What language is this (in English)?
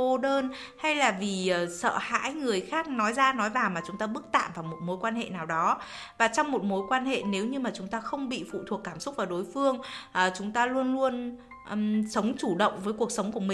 Vietnamese